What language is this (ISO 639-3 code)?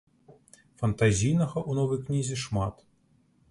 bel